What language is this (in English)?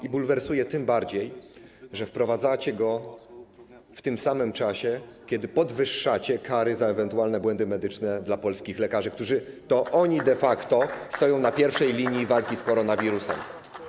Polish